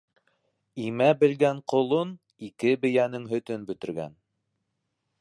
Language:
Bashkir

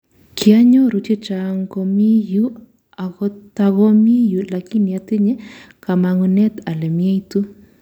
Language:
Kalenjin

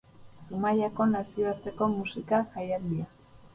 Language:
Basque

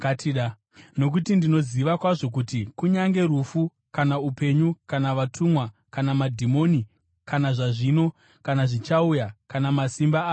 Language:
Shona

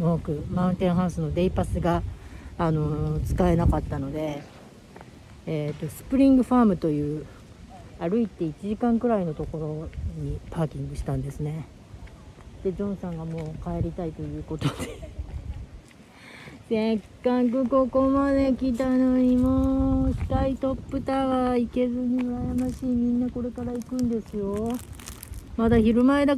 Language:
Japanese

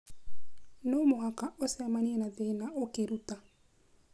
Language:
Kikuyu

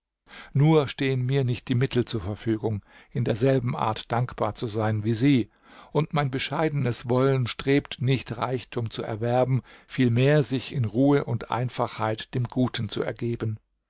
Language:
German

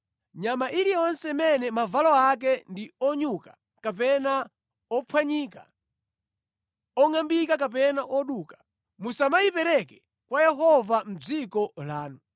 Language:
Nyanja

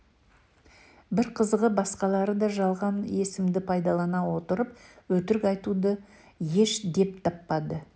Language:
Kazakh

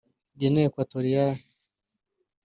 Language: Kinyarwanda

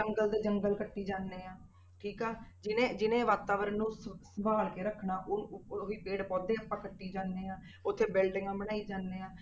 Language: Punjabi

